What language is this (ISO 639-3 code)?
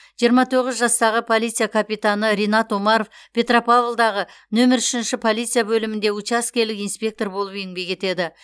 kaz